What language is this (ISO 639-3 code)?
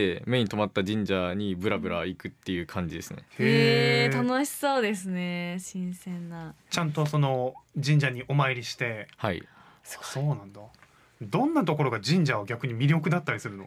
jpn